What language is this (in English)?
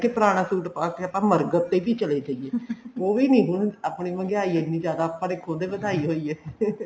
Punjabi